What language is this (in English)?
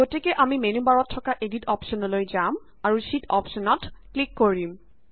Assamese